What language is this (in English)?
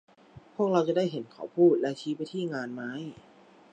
Thai